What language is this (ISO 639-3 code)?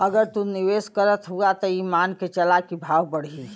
bho